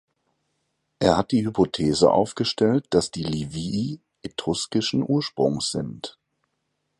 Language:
German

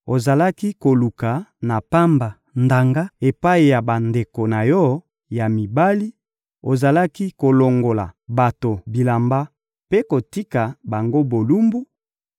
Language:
Lingala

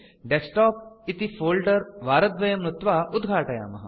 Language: Sanskrit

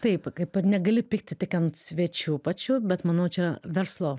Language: Lithuanian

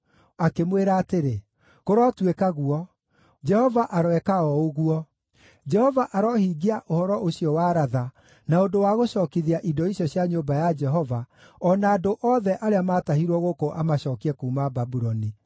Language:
Kikuyu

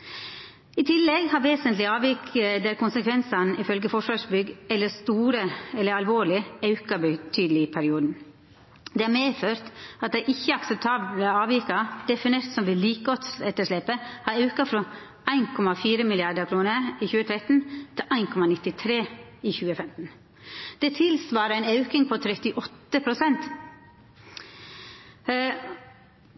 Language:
Norwegian Nynorsk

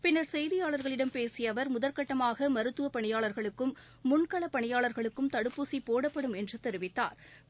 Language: Tamil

